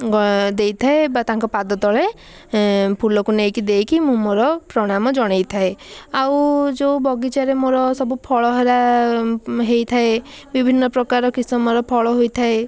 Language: Odia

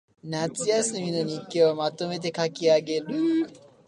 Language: Japanese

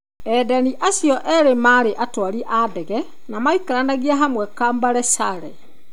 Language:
Kikuyu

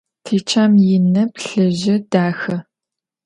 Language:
Adyghe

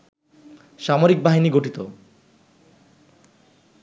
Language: Bangla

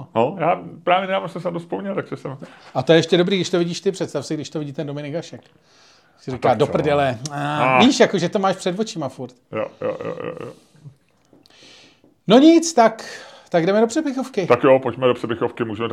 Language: Czech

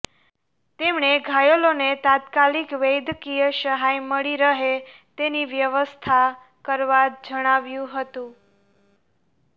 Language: Gujarati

